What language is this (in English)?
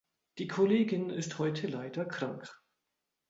German